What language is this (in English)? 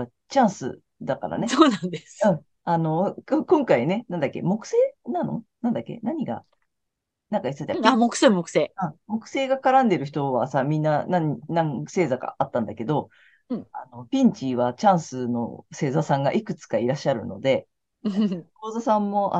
Japanese